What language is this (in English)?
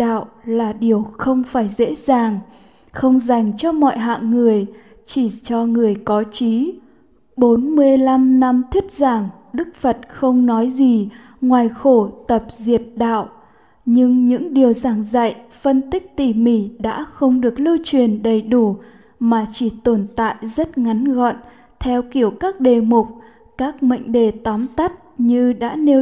Vietnamese